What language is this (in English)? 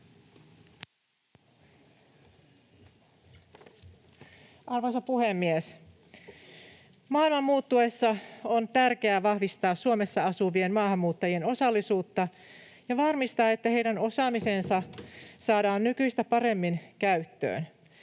Finnish